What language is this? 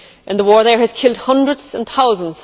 English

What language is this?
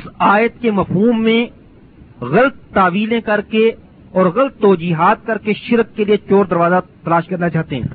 Urdu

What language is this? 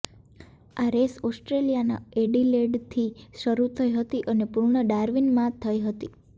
Gujarati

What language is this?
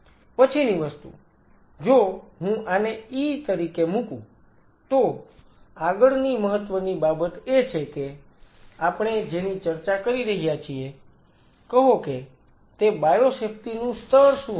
Gujarati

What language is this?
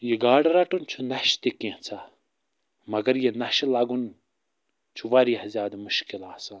Kashmiri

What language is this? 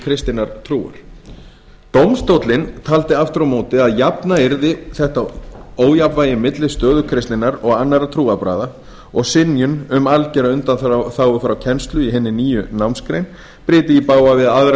Icelandic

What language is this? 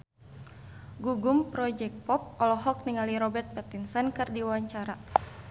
Sundanese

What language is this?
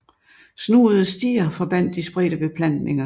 Danish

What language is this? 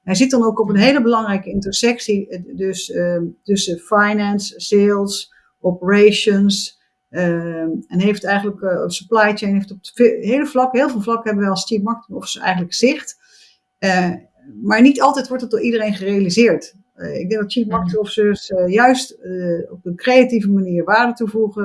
Dutch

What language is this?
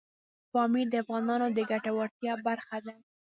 Pashto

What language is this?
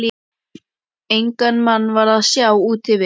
Icelandic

